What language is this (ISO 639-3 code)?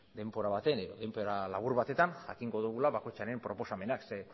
eus